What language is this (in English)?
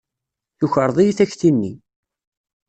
Kabyle